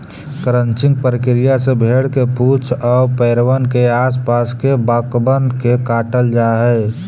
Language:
Magahi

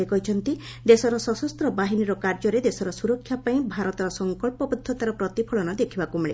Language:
Odia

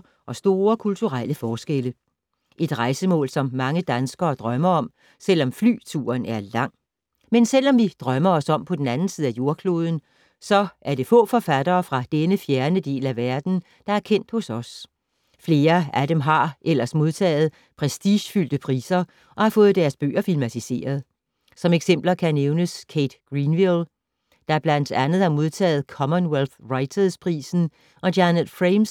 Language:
Danish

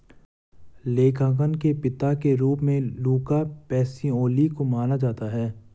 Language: Hindi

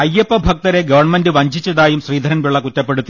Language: Malayalam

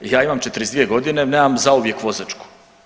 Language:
Croatian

